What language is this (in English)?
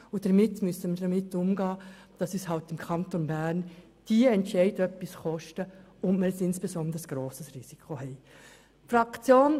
Swiss German